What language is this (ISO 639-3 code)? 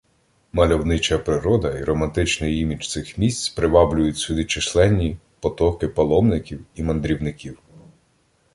ukr